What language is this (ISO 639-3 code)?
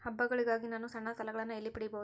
kan